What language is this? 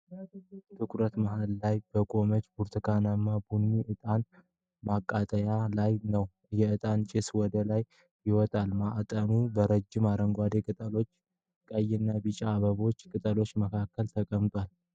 Amharic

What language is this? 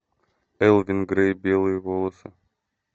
Russian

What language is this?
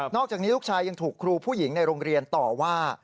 Thai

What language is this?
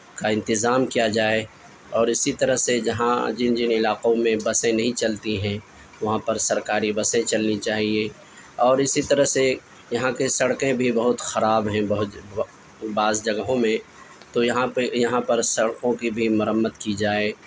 Urdu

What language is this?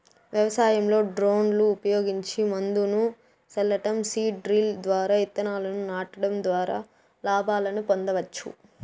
Telugu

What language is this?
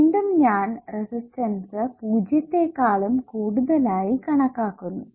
Malayalam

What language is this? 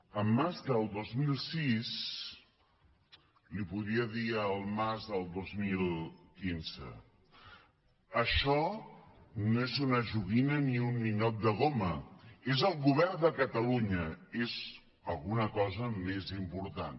Catalan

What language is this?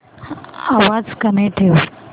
Marathi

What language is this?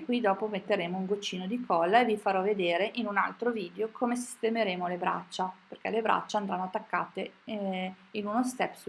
Italian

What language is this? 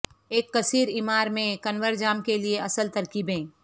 Urdu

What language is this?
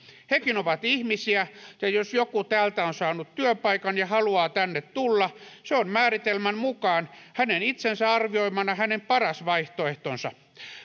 Finnish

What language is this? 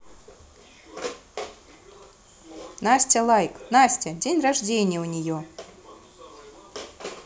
Russian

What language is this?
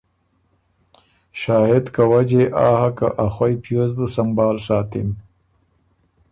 Ormuri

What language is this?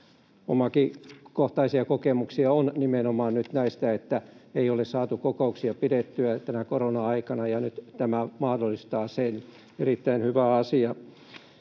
Finnish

